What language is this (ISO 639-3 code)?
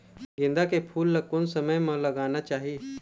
hne